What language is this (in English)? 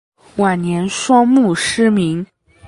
Chinese